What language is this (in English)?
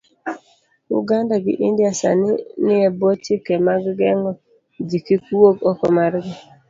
Luo (Kenya and Tanzania)